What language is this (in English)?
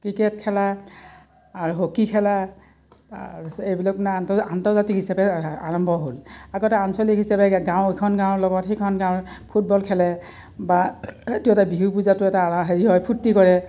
Assamese